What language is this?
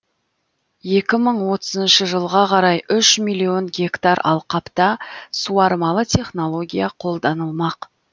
Kazakh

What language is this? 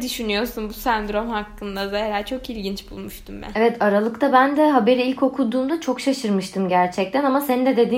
Turkish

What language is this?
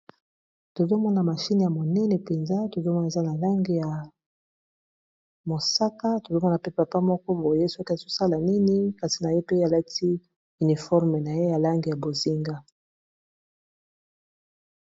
Lingala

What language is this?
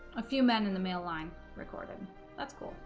English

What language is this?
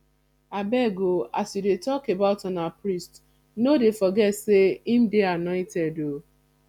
Nigerian Pidgin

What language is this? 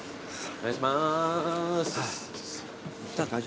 Japanese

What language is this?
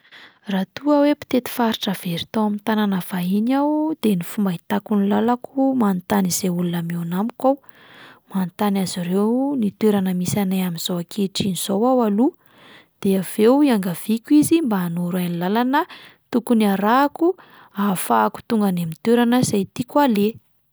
Malagasy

